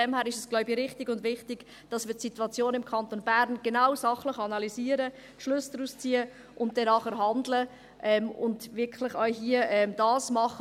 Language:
Swiss German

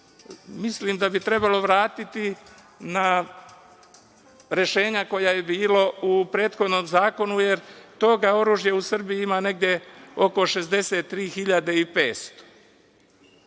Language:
Serbian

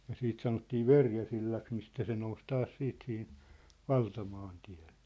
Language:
Finnish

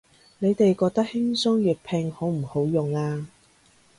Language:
Cantonese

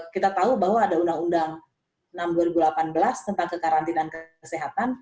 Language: Indonesian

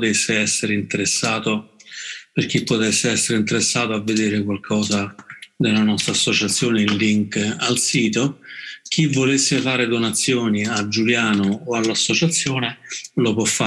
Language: Italian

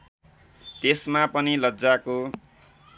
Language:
Nepali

